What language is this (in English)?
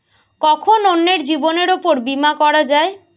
Bangla